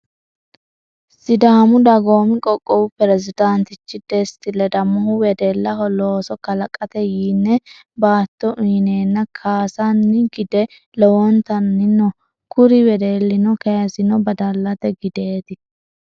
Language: Sidamo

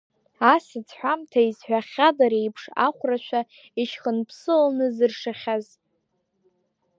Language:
Abkhazian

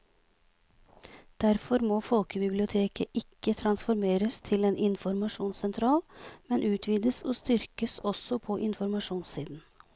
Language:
Norwegian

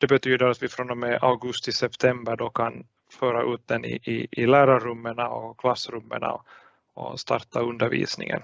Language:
Swedish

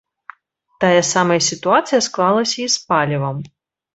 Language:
Belarusian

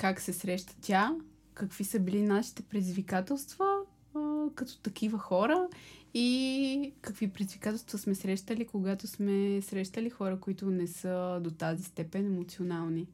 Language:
Bulgarian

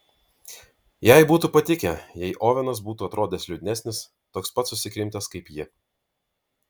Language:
Lithuanian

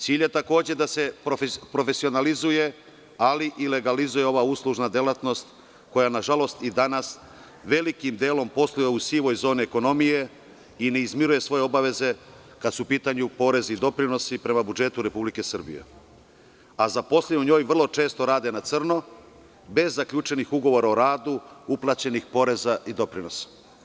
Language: Serbian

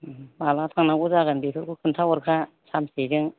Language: Bodo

